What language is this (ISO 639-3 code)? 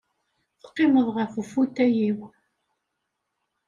kab